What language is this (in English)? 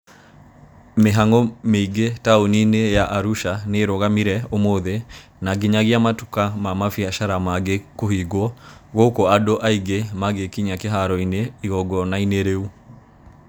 Kikuyu